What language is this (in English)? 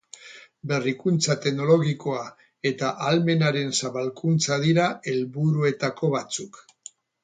Basque